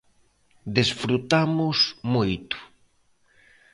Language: Galician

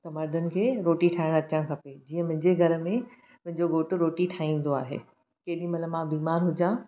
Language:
Sindhi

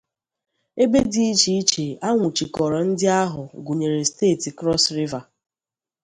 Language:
Igbo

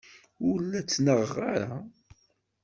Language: Kabyle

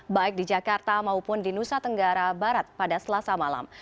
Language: Indonesian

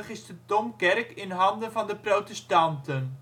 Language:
Dutch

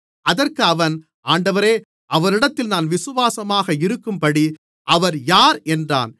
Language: Tamil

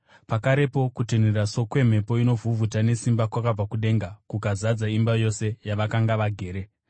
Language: Shona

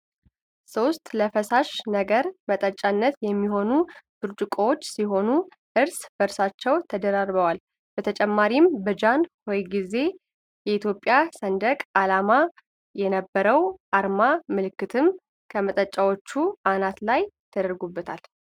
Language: Amharic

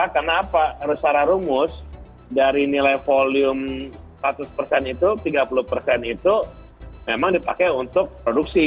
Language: Indonesian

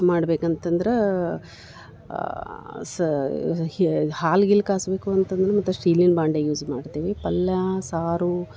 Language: Kannada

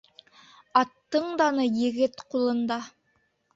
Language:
Bashkir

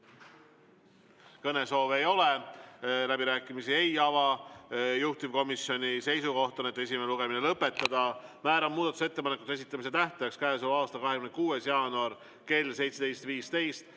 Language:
Estonian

